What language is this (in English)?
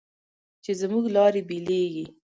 Pashto